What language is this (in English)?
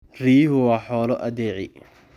Somali